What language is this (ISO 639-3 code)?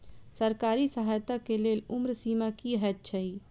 mai